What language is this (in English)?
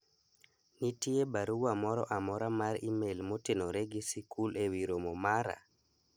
Luo (Kenya and Tanzania)